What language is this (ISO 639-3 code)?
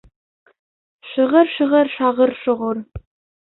bak